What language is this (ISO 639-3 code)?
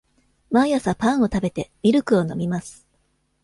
jpn